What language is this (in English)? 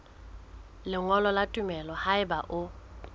Southern Sotho